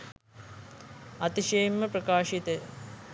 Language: Sinhala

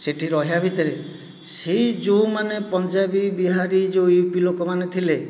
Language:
Odia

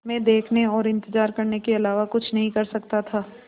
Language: Hindi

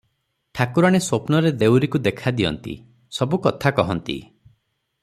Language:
Odia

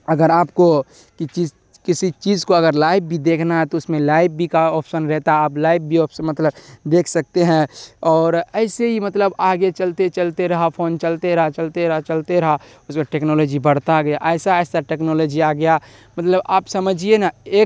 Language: Urdu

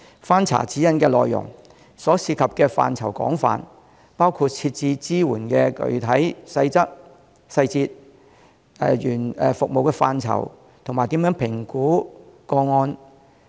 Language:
Cantonese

